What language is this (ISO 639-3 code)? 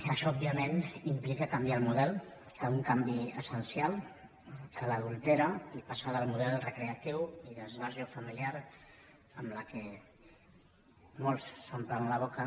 cat